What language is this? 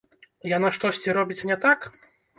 Belarusian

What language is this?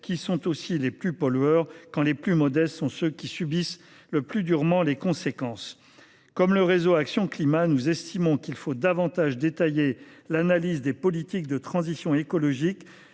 French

